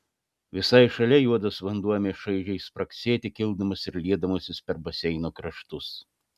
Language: Lithuanian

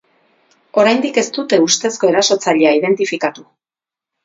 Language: Basque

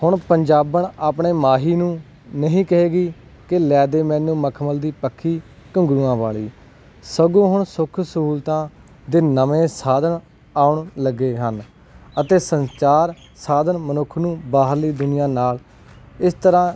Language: Punjabi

